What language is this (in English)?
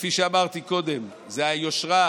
Hebrew